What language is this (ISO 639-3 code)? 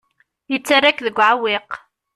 kab